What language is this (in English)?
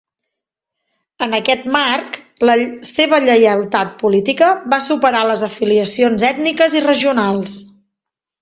Catalan